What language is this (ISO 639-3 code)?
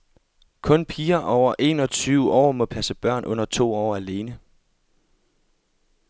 dan